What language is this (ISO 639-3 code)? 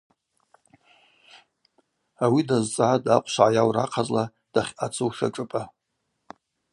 abq